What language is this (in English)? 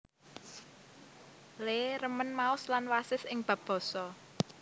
Javanese